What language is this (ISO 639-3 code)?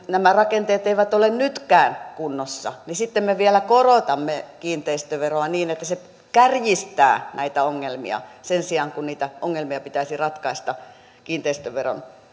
fin